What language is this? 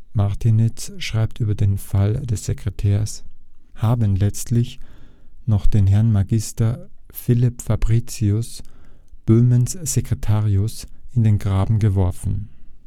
German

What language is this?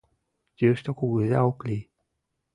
Mari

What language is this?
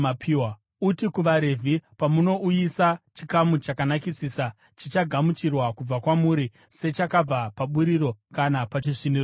Shona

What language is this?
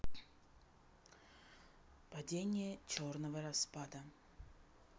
Russian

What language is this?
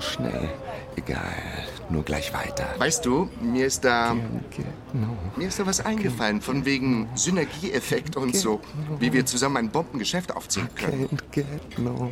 German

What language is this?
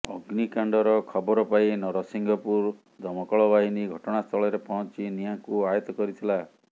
Odia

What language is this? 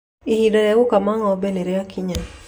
Kikuyu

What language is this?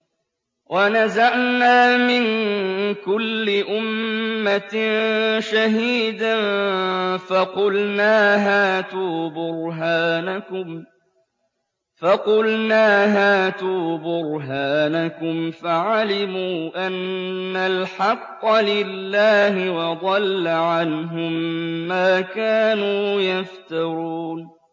Arabic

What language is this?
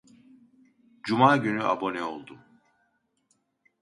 Turkish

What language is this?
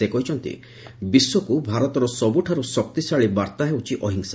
Odia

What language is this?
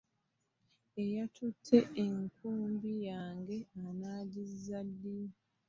Ganda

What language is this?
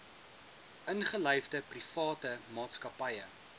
Afrikaans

